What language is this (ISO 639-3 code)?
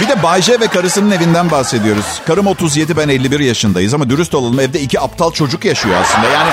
tur